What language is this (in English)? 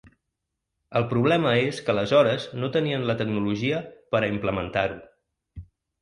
Catalan